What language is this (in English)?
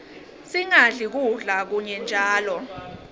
Swati